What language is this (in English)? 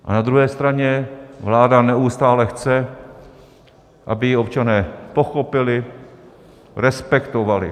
Czech